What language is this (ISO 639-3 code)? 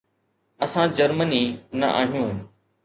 snd